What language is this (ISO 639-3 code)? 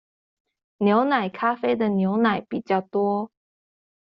zho